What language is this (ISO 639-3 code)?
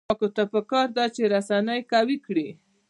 pus